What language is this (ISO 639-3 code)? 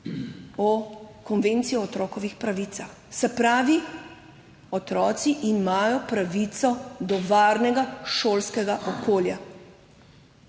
slv